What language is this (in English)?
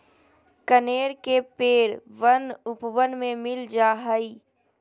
Magahi